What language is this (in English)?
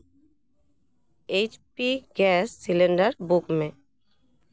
Santali